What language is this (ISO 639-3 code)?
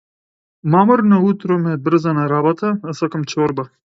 mkd